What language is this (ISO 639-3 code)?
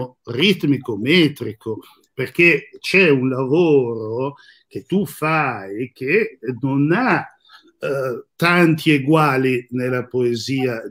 ita